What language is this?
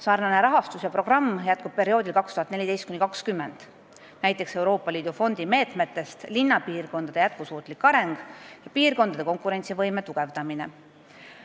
Estonian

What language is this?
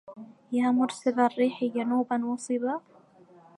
Arabic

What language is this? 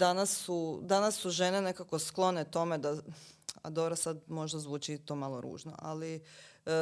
Croatian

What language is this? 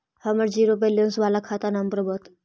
Magahi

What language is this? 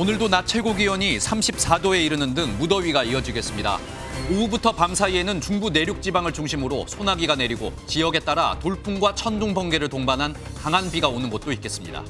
Korean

